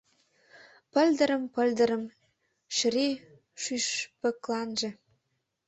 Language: Mari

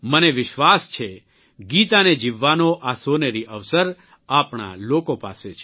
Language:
Gujarati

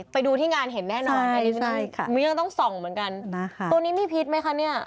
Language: Thai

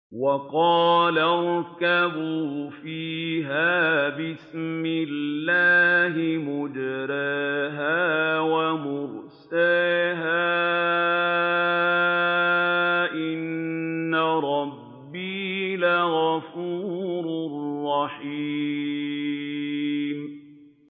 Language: Arabic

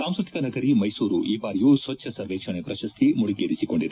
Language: Kannada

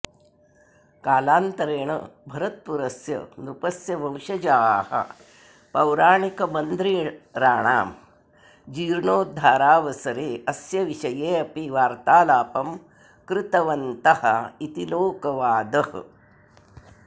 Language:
Sanskrit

